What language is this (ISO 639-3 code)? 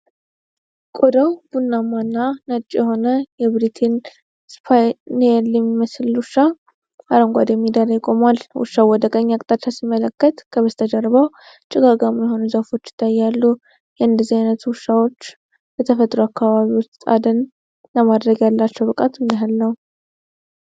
amh